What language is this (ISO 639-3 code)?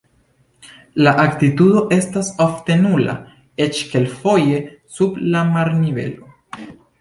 epo